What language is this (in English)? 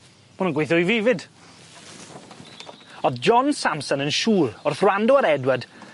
Welsh